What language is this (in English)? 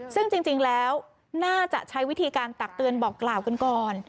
Thai